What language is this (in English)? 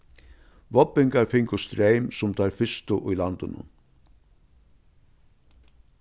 Faroese